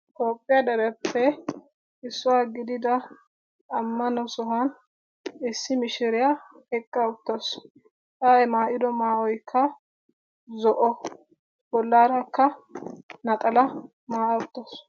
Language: Wolaytta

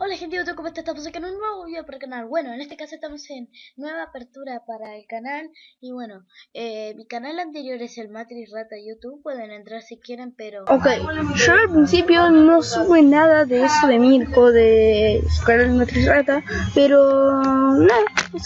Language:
Spanish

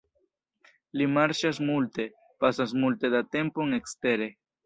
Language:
Esperanto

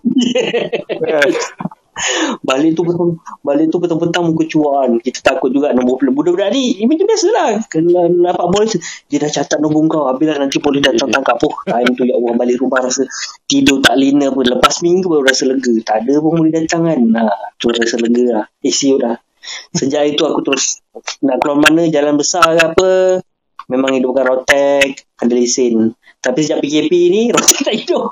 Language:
Malay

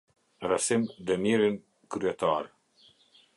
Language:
Albanian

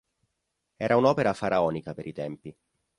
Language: Italian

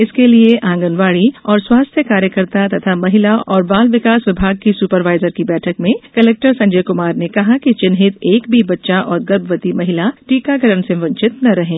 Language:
Hindi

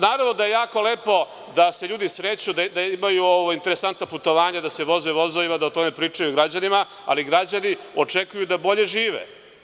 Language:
Serbian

